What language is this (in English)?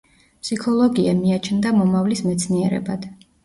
Georgian